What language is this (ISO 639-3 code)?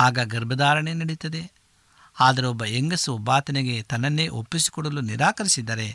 kan